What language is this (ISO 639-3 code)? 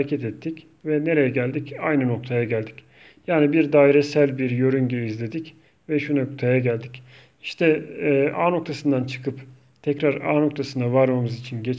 tur